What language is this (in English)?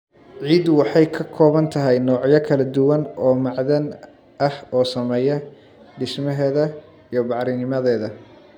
Somali